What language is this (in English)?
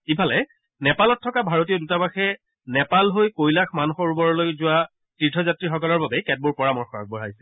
Assamese